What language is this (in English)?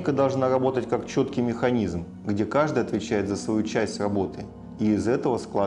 Russian